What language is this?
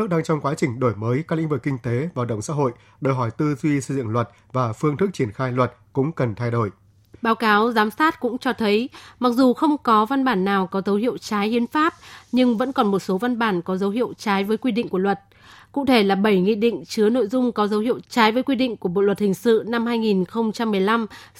Vietnamese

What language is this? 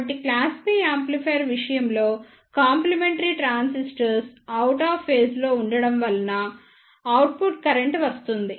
Telugu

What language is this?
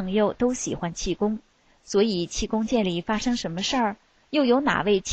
Chinese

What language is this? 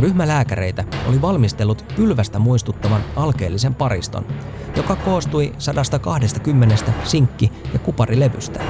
Finnish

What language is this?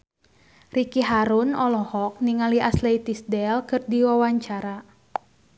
Sundanese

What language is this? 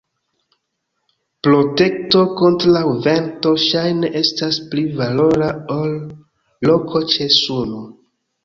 Esperanto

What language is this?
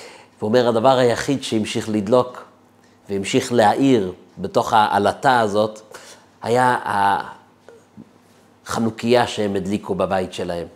Hebrew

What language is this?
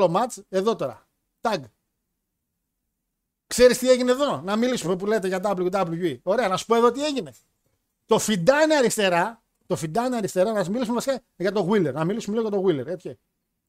Greek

